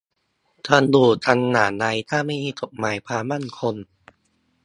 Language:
Thai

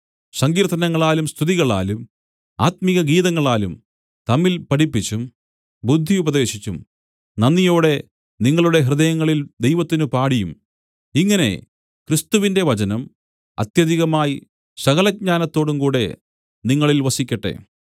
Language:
Malayalam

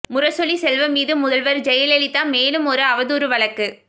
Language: Tamil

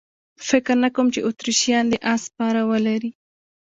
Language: Pashto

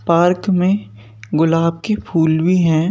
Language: Hindi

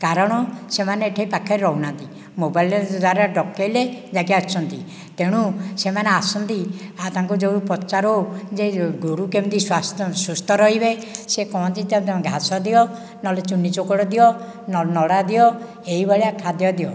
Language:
Odia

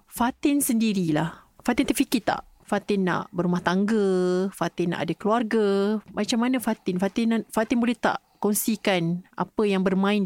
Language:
Malay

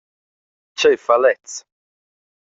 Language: Romansh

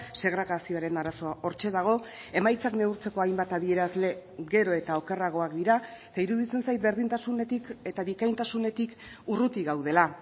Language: Basque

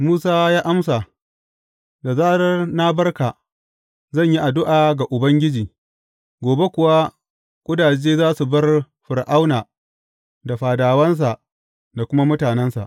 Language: Hausa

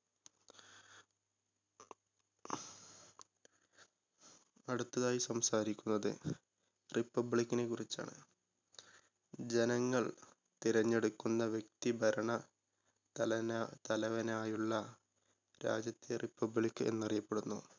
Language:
Malayalam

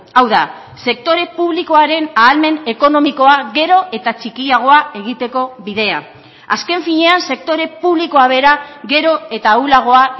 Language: Basque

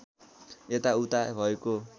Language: Nepali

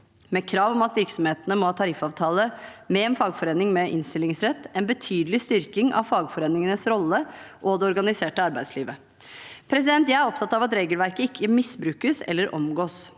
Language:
Norwegian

